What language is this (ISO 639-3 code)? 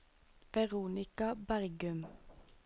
nor